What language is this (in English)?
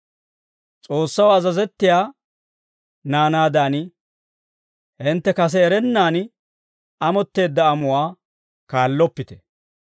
Dawro